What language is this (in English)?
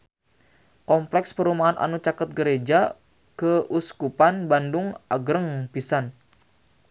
Sundanese